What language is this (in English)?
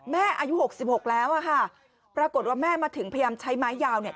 Thai